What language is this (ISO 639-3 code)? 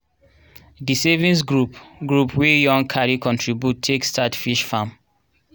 pcm